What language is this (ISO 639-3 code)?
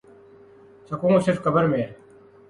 urd